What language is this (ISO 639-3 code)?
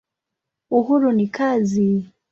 swa